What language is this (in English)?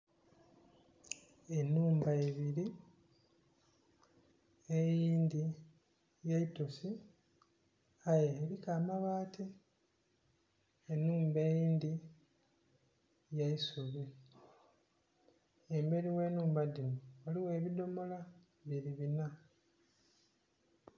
Soga